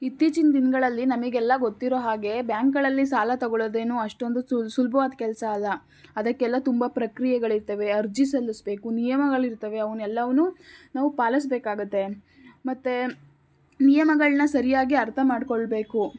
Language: Kannada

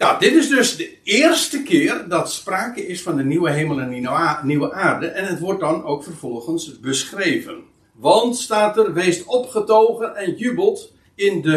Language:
Dutch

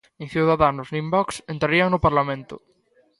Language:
Galician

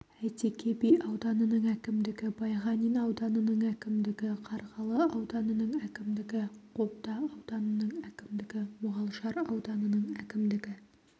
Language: Kazakh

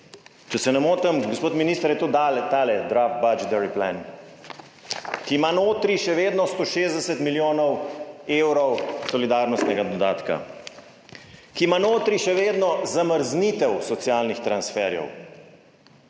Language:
Slovenian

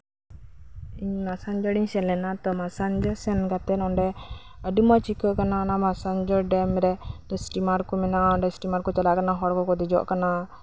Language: Santali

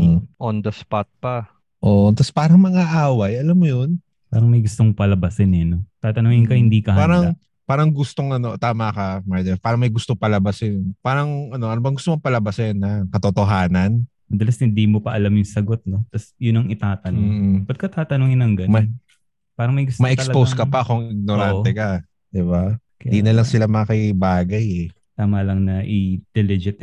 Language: Filipino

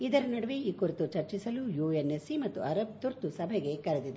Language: Kannada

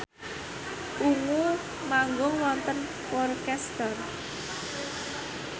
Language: Javanese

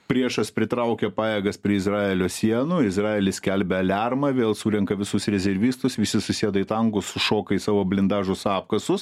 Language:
Lithuanian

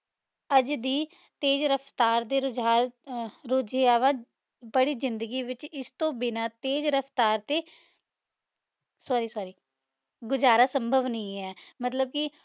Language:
Punjabi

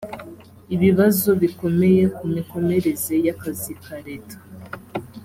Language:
Kinyarwanda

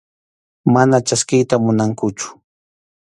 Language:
Arequipa-La Unión Quechua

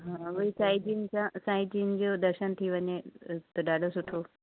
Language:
Sindhi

